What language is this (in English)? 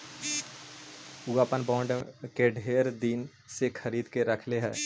Magahi